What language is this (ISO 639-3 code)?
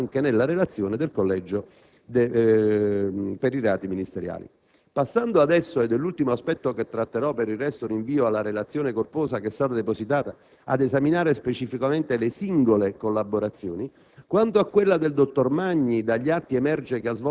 ita